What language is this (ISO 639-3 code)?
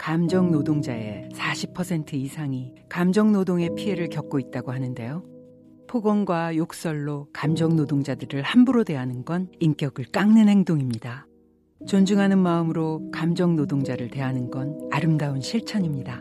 kor